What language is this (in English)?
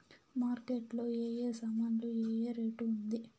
Telugu